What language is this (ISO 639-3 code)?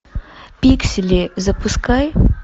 rus